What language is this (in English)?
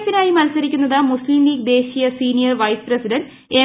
Malayalam